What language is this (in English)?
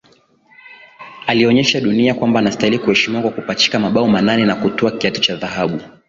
Swahili